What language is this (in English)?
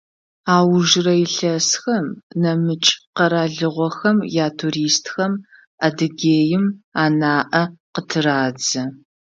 Adyghe